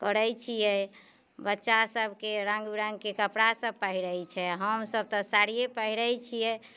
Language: Maithili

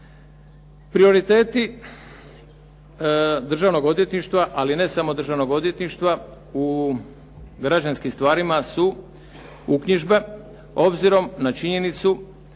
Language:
Croatian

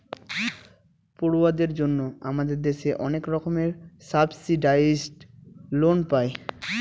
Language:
Bangla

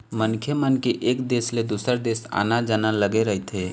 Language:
Chhattisgarhi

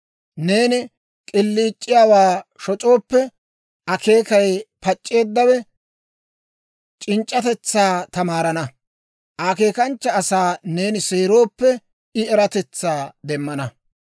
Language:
Dawro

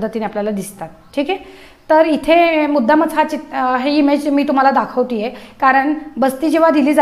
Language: Marathi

